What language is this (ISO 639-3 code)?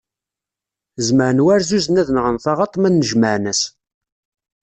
kab